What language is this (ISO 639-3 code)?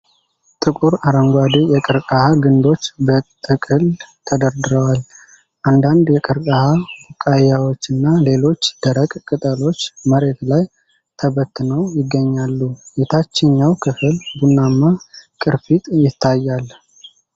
amh